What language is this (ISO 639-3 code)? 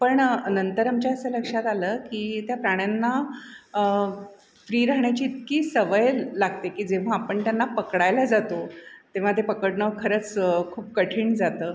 mar